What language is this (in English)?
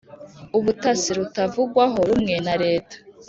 Kinyarwanda